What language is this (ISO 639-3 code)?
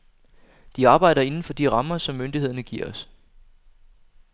dan